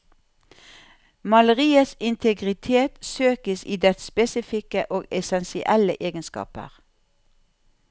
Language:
Norwegian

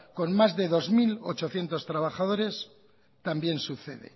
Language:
Spanish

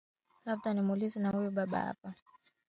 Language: Swahili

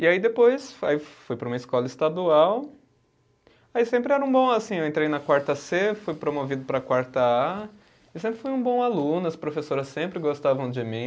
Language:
Portuguese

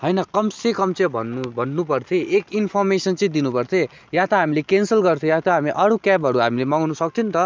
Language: Nepali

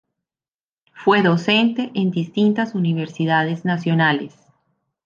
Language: Spanish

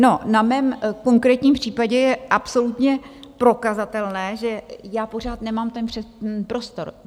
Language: Czech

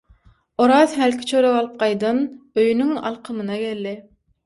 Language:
Turkmen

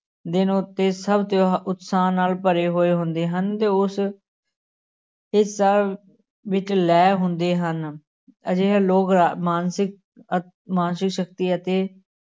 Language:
Punjabi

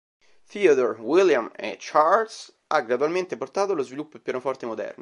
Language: Italian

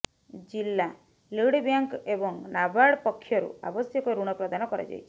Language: Odia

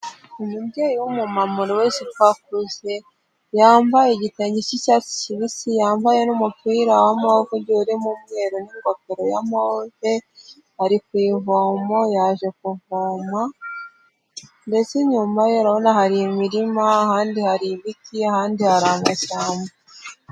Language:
Kinyarwanda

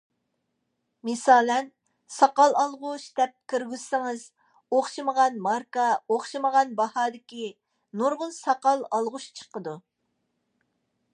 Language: Uyghur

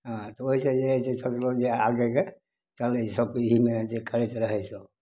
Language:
Maithili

